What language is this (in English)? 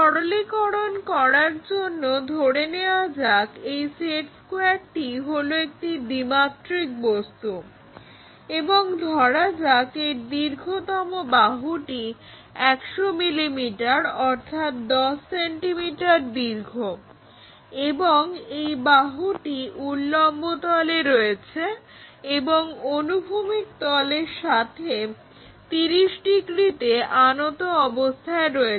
Bangla